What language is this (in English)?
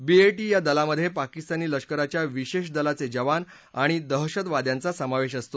Marathi